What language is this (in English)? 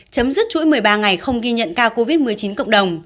Vietnamese